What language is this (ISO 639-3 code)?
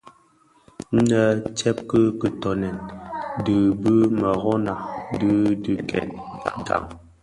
ksf